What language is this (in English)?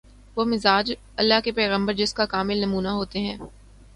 Urdu